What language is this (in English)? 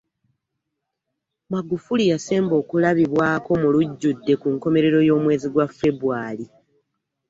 Ganda